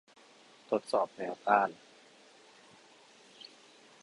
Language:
Thai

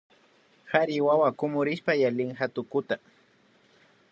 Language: Imbabura Highland Quichua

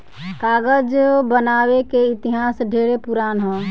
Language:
Bhojpuri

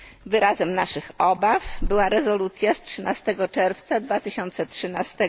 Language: Polish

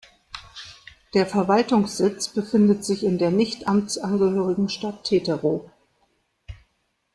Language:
German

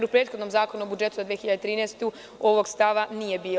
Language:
Serbian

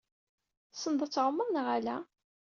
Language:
Kabyle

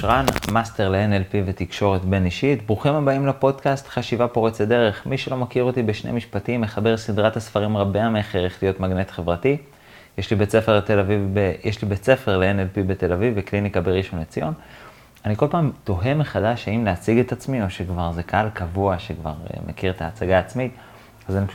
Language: Hebrew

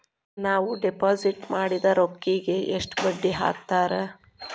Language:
Kannada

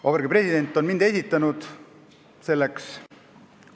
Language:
Estonian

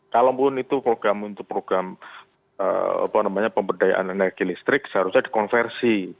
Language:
Indonesian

